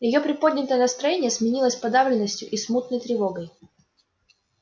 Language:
Russian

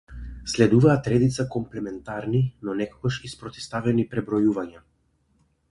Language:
Macedonian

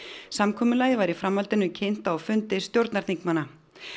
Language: Icelandic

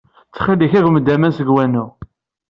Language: Kabyle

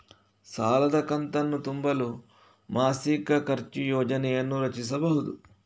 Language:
Kannada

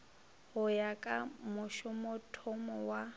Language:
Northern Sotho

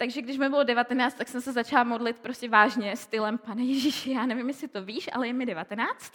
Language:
Czech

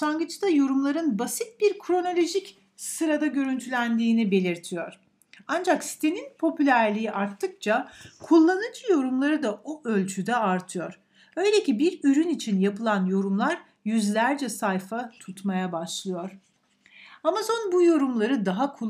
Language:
Turkish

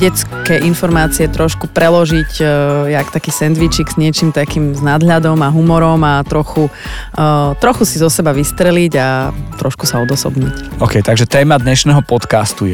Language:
Slovak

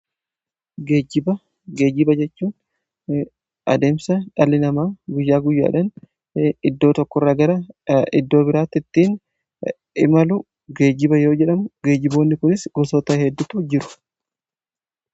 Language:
Oromo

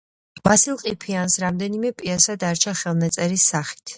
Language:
Georgian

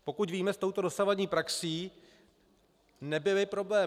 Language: Czech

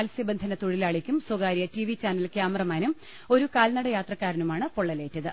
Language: Malayalam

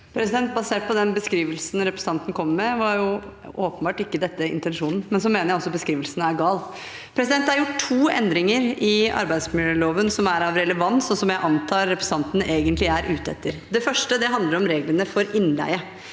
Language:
Norwegian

